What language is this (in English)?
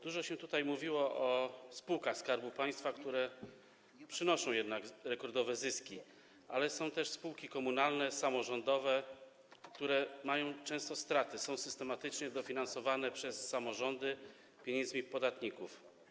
Polish